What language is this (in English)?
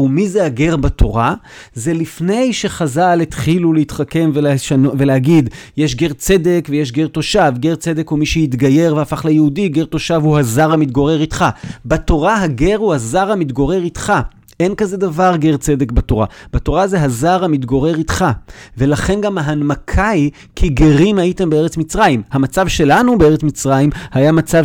Hebrew